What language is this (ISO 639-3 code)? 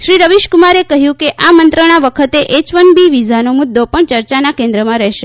guj